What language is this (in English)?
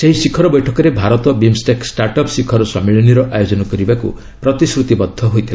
Odia